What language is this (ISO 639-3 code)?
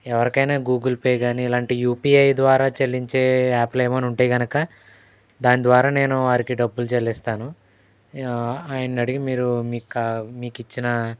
tel